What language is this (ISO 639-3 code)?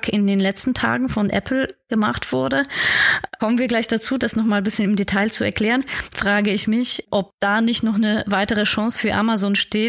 deu